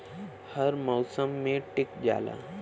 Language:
Bhojpuri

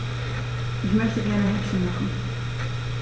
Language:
German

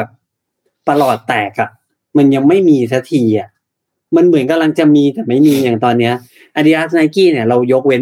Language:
Thai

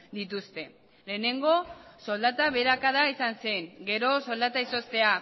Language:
Basque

